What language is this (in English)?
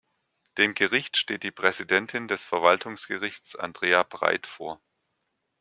German